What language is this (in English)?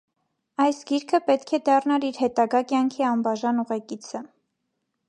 Armenian